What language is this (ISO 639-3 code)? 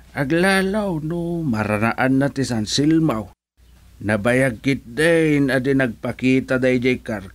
fil